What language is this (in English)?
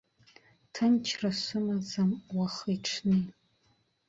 Abkhazian